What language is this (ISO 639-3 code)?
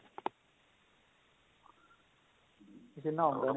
pan